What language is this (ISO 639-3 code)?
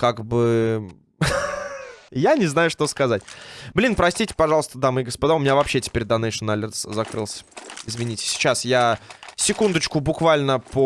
rus